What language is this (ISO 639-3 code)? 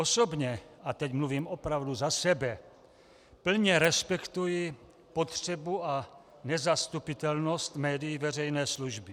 ces